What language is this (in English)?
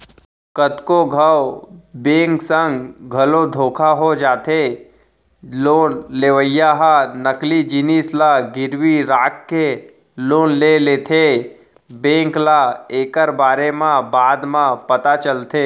Chhattisgarhi